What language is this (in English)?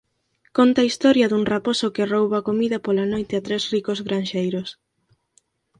Galician